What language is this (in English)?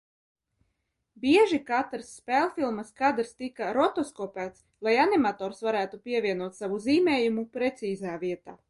Latvian